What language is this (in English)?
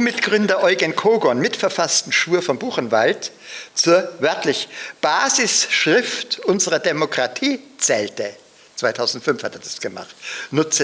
German